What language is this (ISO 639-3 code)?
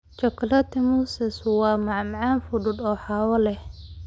som